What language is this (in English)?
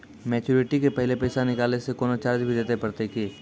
Maithili